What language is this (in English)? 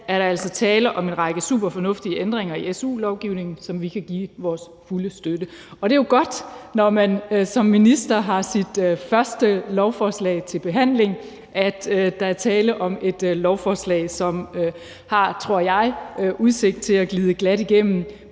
Danish